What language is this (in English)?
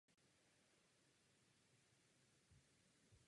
Czech